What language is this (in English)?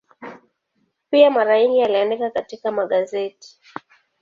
Swahili